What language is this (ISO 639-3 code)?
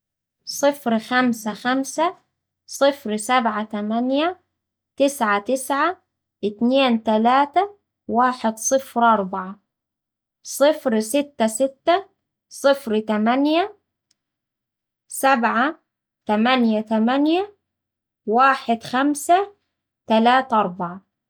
aec